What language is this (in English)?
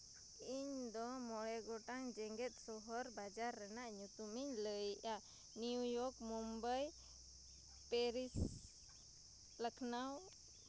Santali